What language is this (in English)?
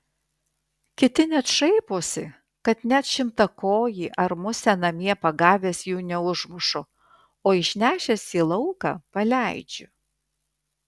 Lithuanian